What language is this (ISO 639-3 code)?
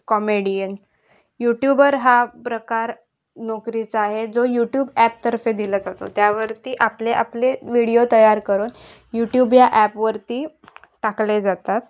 mar